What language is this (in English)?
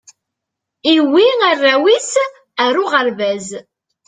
Kabyle